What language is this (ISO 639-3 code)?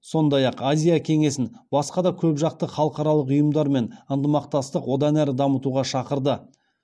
kaz